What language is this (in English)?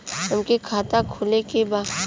Bhojpuri